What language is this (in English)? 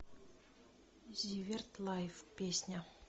Russian